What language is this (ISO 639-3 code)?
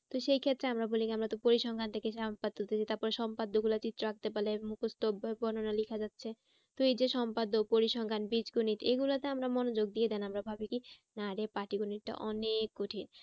ben